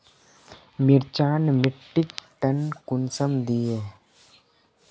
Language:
Magahi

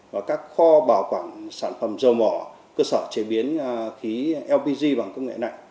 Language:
Vietnamese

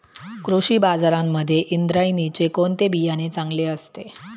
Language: Marathi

